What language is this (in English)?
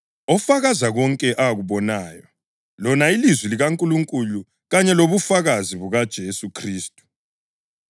North Ndebele